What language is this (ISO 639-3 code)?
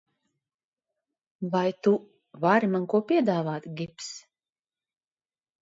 lav